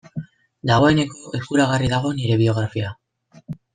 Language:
Basque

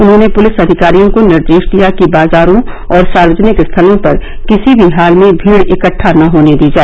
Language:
Hindi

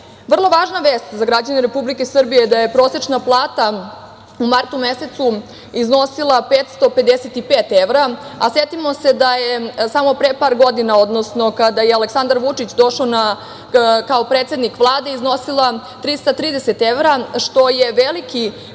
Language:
Serbian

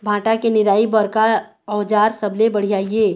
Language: Chhattisgarhi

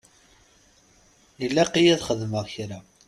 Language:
Kabyle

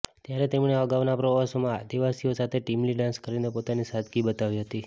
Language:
Gujarati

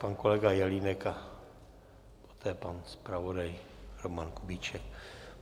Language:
Czech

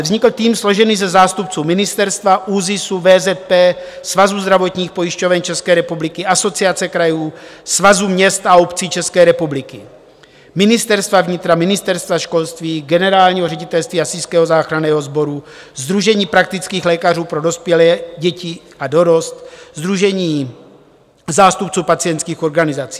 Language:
Czech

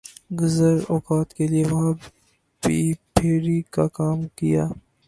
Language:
Urdu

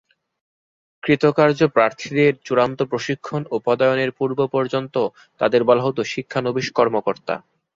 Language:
Bangla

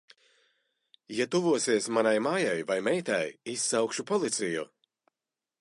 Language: Latvian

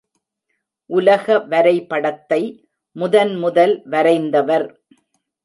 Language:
Tamil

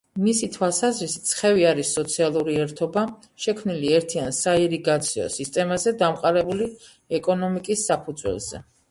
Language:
Georgian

